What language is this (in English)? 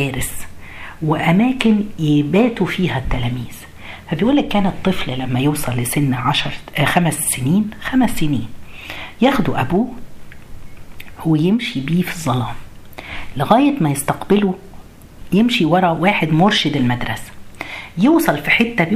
Arabic